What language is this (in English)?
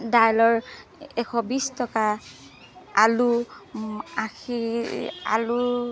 Assamese